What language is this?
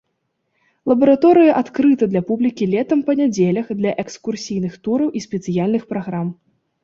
Belarusian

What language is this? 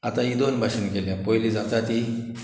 Konkani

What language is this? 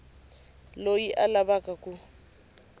Tsonga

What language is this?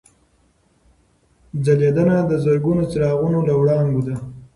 Pashto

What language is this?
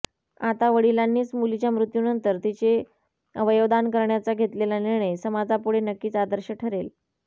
Marathi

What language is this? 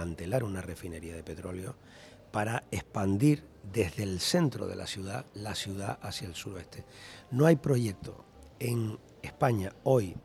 Spanish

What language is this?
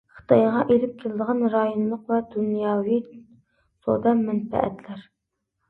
Uyghur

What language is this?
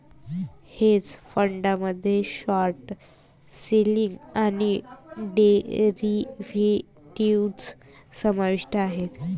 Marathi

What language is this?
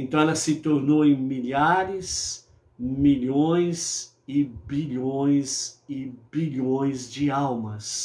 Portuguese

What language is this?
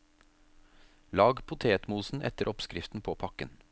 Norwegian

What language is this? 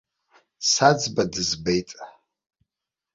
Abkhazian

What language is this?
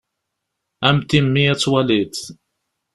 Kabyle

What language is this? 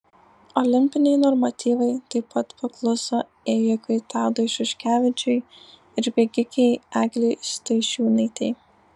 Lithuanian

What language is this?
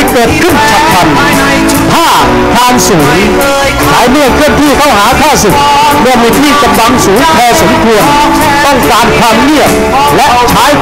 Thai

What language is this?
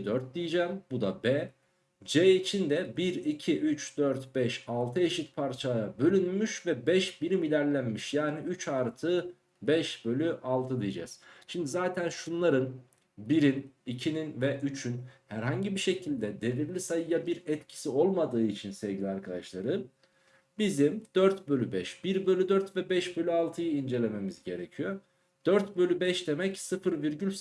Turkish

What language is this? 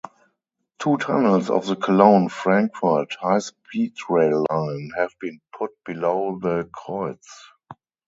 English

